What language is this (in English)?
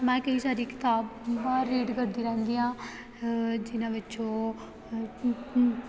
Punjabi